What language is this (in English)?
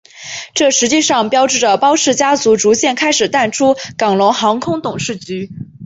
Chinese